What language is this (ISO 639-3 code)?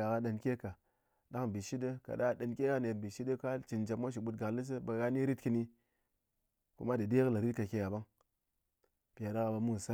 anc